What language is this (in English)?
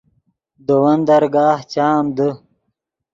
Yidgha